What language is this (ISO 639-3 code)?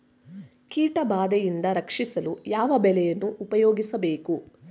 kan